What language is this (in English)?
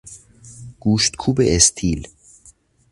Persian